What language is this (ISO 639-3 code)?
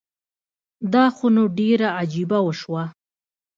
pus